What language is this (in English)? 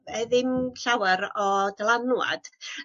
Welsh